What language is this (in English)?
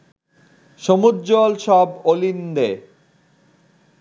Bangla